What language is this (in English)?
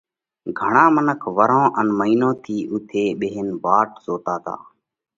Parkari Koli